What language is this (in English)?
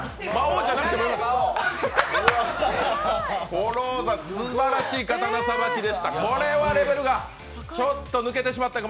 Japanese